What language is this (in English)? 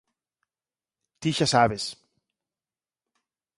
Galician